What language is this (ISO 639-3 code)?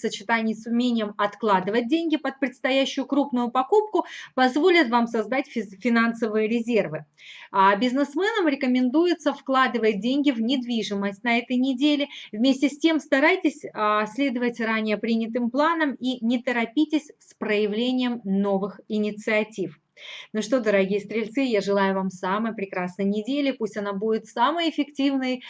rus